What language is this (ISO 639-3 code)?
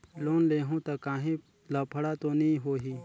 hne